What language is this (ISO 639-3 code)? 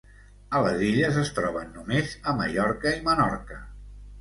cat